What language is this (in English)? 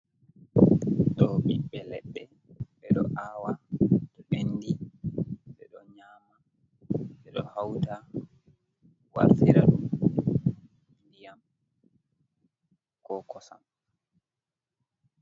Fula